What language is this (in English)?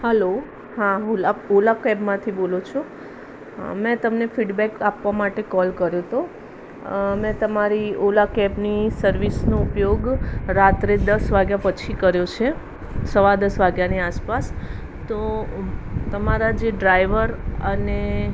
Gujarati